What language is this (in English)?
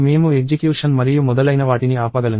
Telugu